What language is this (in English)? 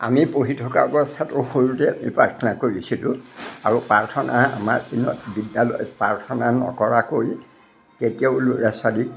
Assamese